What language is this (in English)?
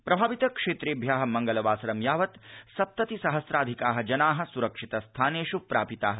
Sanskrit